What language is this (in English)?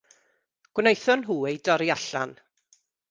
Welsh